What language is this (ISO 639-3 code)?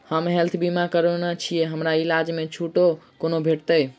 mai